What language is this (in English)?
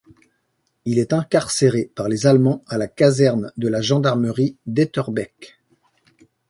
French